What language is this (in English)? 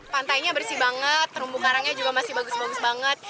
Indonesian